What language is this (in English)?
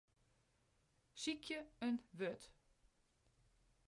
Western Frisian